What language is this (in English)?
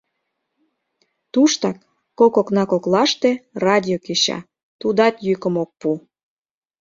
Mari